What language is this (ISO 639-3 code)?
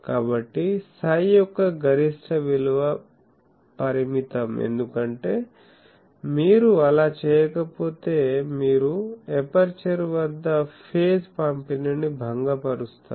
tel